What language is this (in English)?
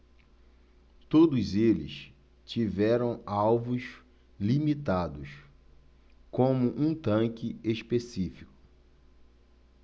Portuguese